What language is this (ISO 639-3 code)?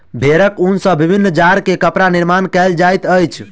mai